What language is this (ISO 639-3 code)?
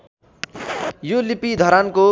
nep